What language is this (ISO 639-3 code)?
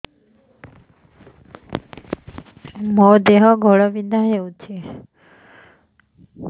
ori